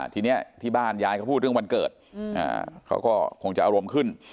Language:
Thai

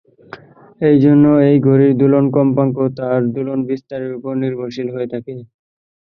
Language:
Bangla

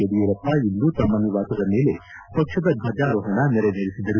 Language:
Kannada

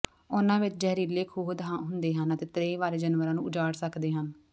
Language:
Punjabi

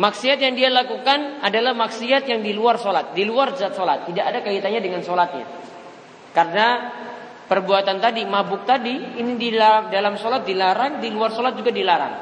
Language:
Indonesian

